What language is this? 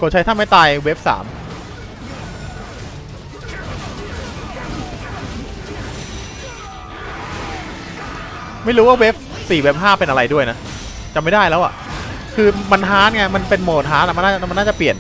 Thai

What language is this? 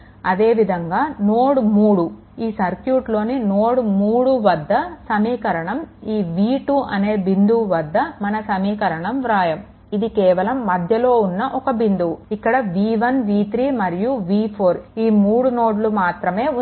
Telugu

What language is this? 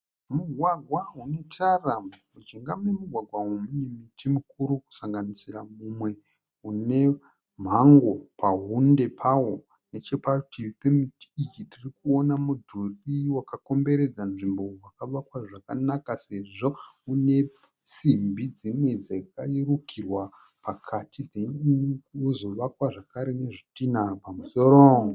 Shona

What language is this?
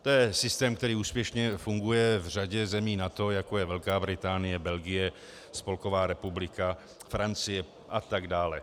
Czech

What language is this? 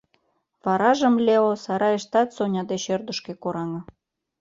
Mari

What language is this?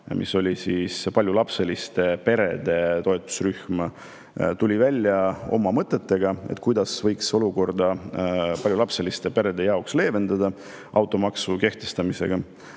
Estonian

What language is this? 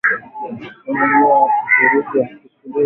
Swahili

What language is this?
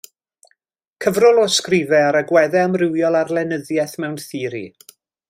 Welsh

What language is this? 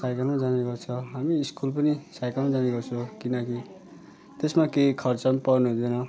Nepali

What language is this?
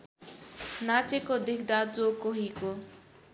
Nepali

